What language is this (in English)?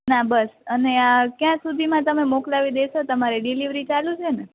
Gujarati